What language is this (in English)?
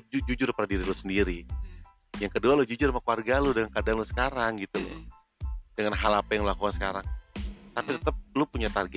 Indonesian